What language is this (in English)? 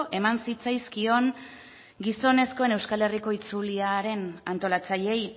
Basque